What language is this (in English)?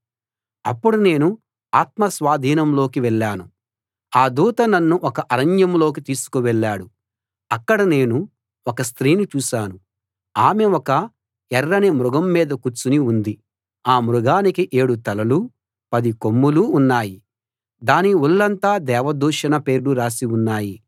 Telugu